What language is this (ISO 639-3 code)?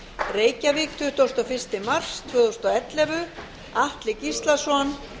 isl